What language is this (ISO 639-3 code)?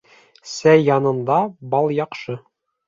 bak